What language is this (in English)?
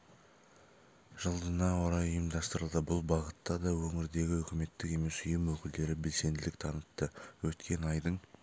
Kazakh